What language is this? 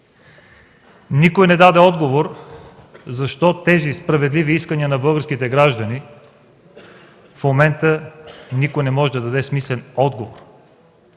Bulgarian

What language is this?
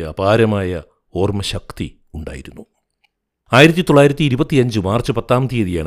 Malayalam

